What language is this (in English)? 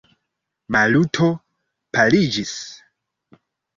Esperanto